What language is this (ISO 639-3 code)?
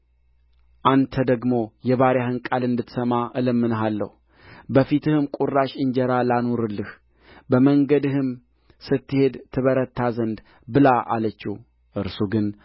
amh